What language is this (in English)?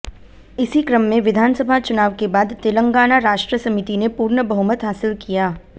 Hindi